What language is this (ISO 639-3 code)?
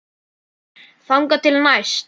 isl